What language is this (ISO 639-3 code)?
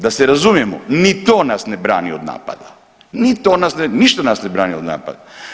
hrv